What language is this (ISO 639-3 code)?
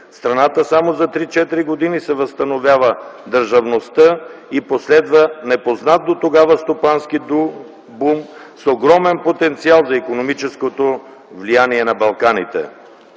bul